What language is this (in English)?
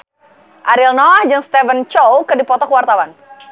Sundanese